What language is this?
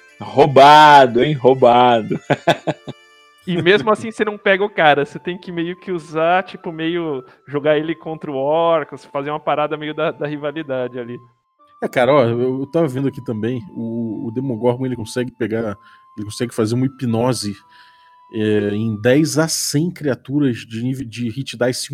Portuguese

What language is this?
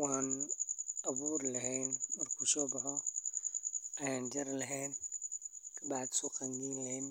Somali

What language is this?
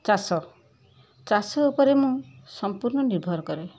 Odia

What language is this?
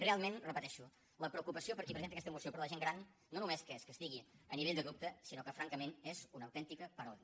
Catalan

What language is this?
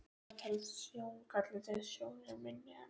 Icelandic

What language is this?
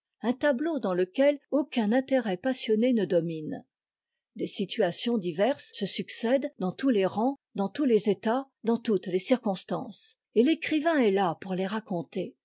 French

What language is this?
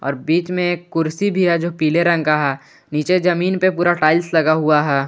Hindi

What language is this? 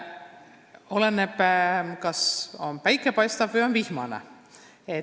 Estonian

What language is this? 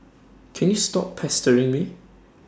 English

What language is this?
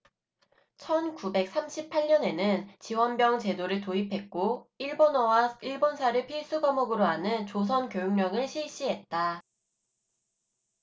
Korean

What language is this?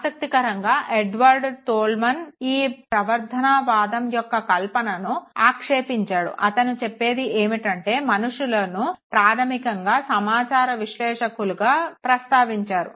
Telugu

